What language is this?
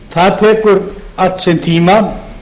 Icelandic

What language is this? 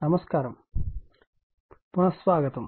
Telugu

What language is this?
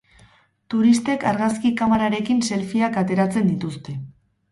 Basque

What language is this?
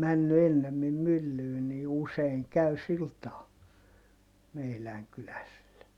Finnish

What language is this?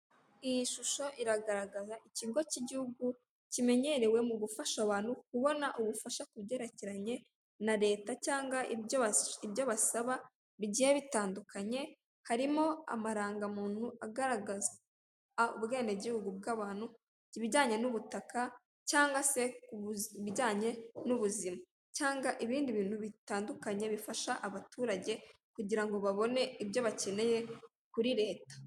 Kinyarwanda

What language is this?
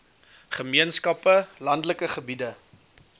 Afrikaans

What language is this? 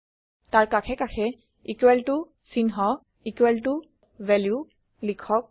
Assamese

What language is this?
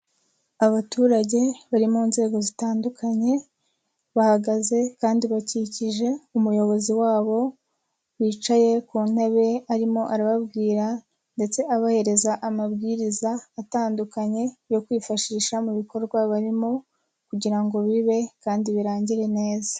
Kinyarwanda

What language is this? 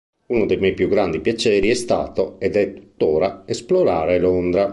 Italian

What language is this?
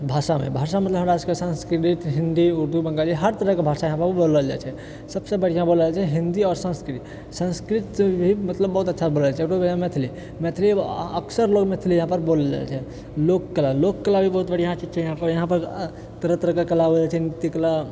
Maithili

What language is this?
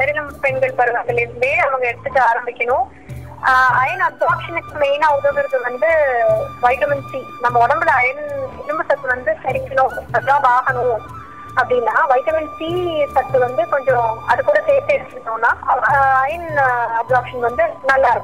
Tamil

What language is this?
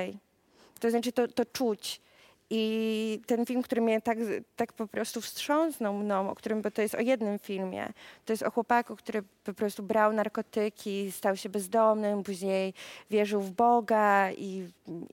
Polish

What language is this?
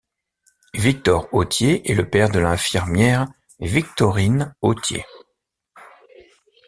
French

